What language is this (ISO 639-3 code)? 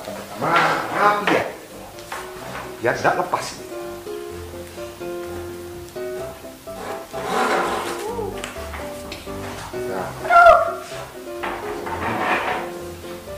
ind